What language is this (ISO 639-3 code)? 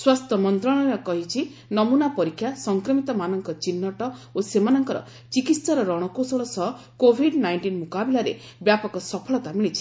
ori